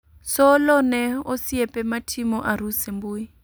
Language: Luo (Kenya and Tanzania)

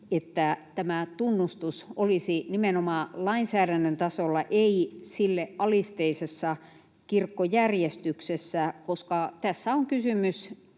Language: Finnish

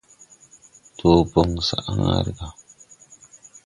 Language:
Tupuri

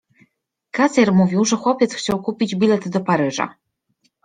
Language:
Polish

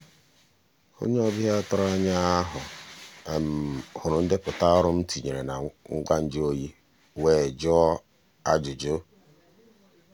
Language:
Igbo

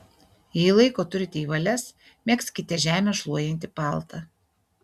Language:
Lithuanian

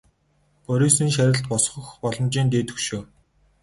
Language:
Mongolian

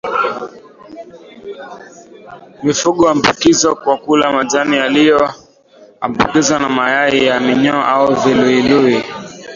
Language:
Swahili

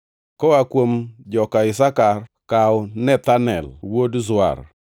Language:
Luo (Kenya and Tanzania)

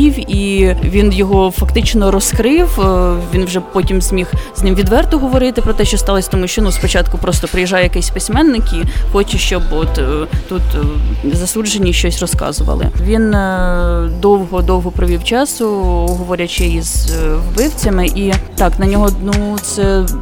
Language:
Ukrainian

